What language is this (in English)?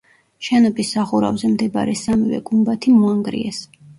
Georgian